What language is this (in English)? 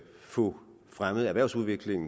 Danish